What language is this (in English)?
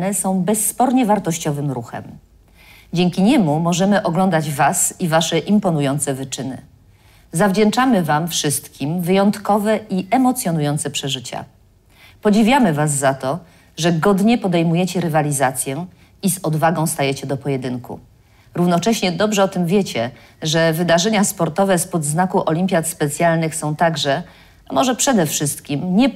Polish